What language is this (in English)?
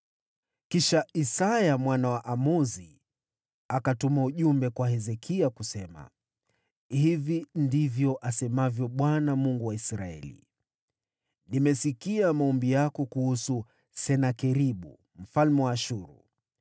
Swahili